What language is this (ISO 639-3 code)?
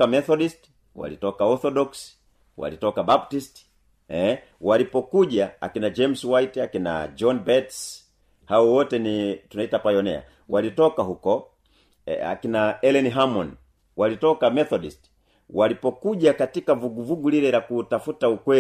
swa